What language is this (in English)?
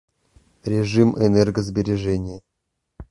Russian